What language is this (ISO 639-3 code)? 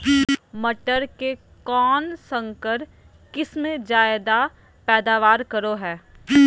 mag